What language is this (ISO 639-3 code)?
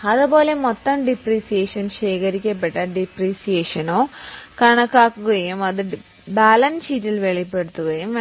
mal